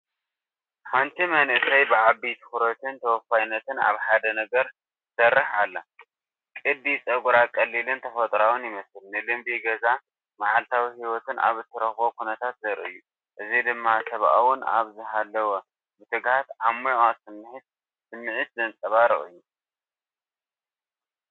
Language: Tigrinya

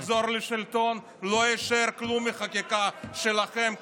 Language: Hebrew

